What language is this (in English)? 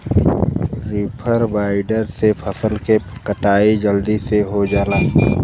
Bhojpuri